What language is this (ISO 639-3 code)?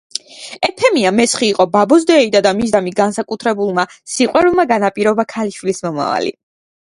kat